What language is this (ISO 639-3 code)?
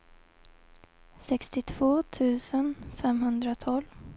swe